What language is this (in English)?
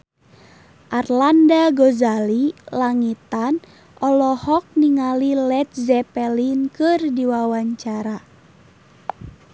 Sundanese